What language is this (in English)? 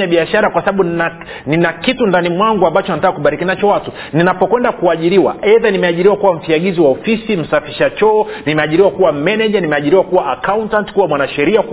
Swahili